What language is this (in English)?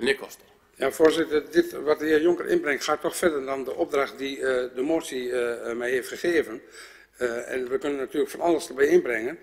Dutch